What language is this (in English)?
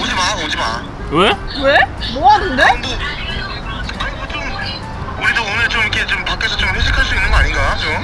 Korean